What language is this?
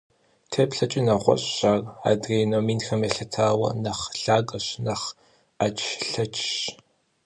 Kabardian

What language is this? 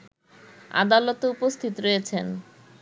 Bangla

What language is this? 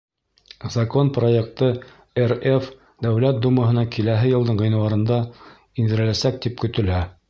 Bashkir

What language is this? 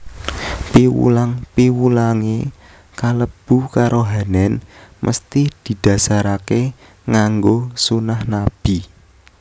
Javanese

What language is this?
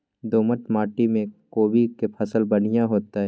Maithili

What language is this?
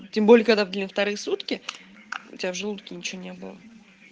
Russian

